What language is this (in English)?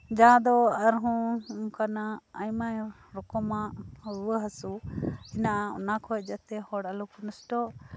Santali